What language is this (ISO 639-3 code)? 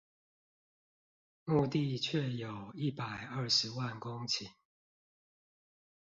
zho